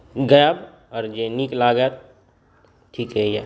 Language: Maithili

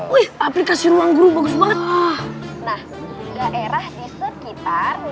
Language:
Indonesian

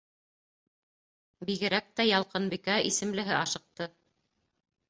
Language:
Bashkir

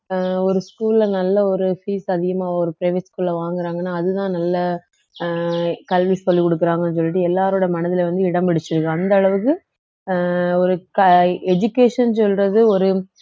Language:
Tamil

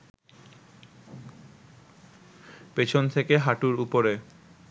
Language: Bangla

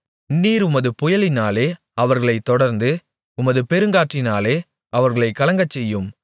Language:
Tamil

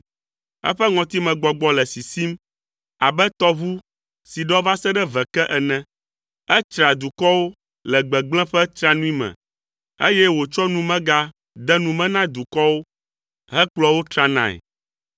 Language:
Ewe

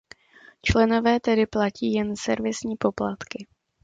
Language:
Czech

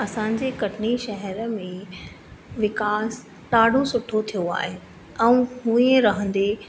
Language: Sindhi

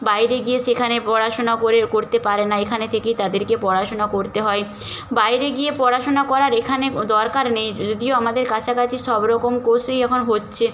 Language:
Bangla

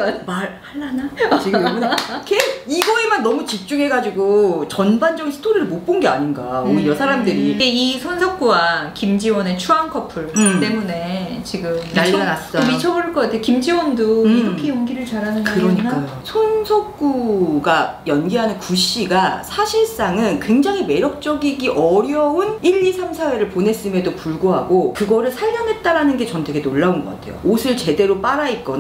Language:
Korean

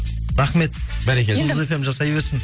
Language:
Kazakh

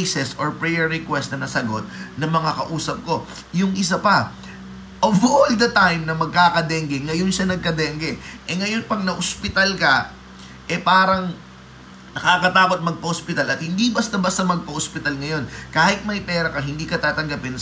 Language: Filipino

